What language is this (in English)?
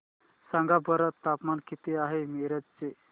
Marathi